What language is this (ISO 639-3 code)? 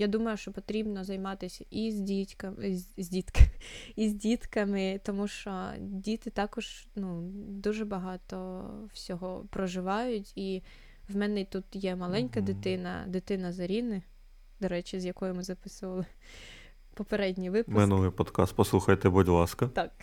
ukr